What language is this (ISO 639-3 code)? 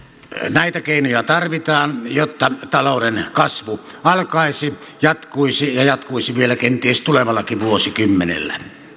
fin